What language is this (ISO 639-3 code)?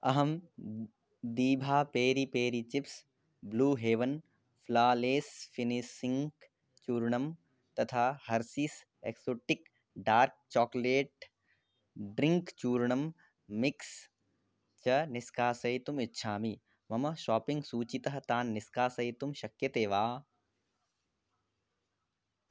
san